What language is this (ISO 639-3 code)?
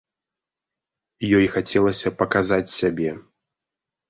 bel